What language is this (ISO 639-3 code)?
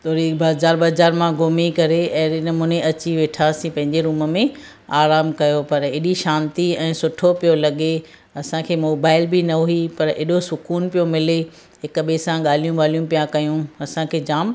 snd